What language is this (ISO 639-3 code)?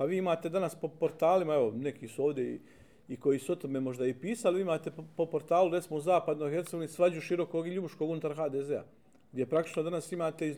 hrv